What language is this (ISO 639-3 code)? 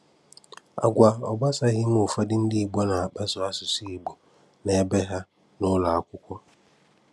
ibo